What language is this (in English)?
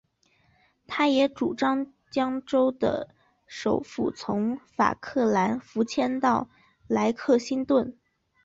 Chinese